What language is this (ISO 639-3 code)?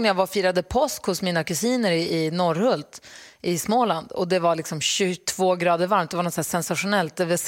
swe